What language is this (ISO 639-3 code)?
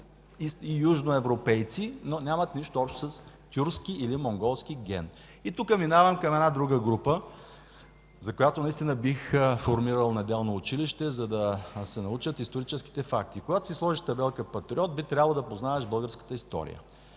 bul